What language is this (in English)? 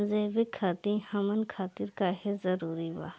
Bhojpuri